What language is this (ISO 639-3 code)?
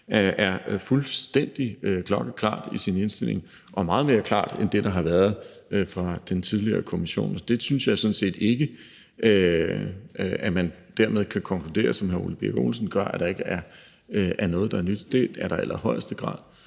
dan